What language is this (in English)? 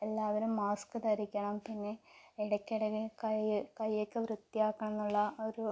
Malayalam